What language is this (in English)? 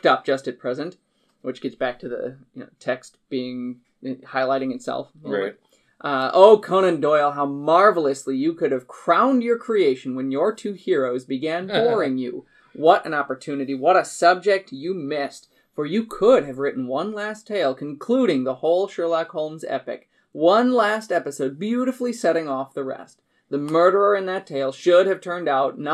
English